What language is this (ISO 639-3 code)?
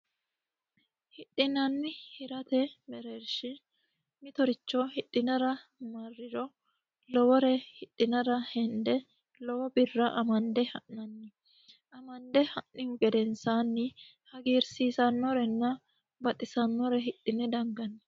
sid